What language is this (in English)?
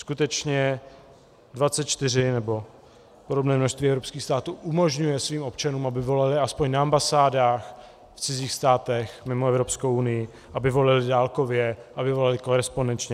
Czech